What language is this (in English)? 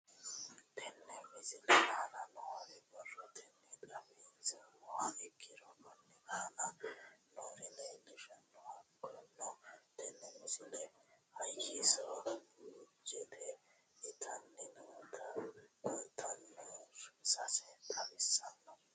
Sidamo